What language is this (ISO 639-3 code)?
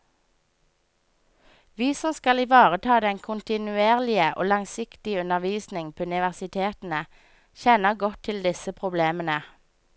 nor